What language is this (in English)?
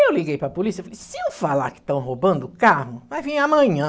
Portuguese